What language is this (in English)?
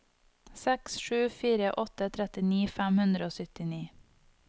Norwegian